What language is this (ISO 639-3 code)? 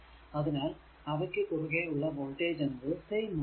mal